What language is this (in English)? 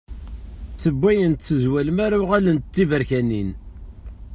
Kabyle